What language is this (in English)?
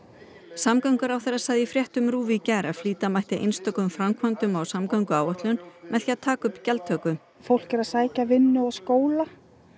Icelandic